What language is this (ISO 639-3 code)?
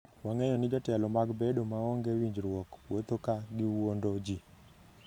luo